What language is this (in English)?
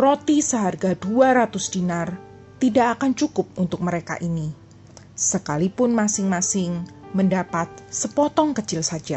Indonesian